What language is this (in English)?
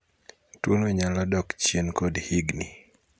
Luo (Kenya and Tanzania)